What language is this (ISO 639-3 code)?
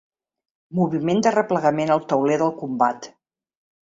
cat